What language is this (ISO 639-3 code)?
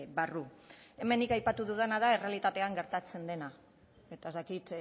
eus